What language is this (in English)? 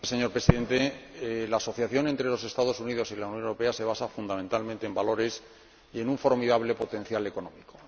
Spanish